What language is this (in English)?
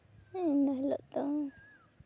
Santali